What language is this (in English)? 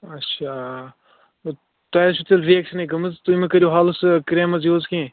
Kashmiri